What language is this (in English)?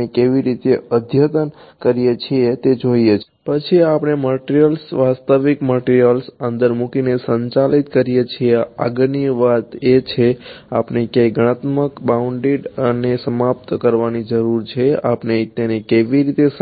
Gujarati